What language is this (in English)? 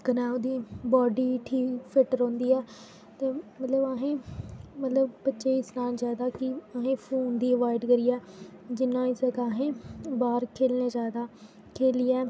Dogri